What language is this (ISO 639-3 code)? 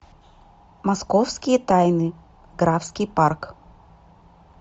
rus